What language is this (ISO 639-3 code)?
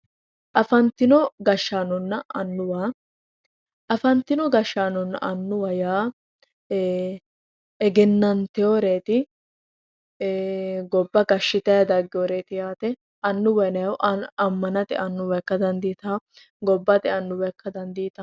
sid